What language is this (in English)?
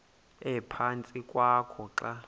Xhosa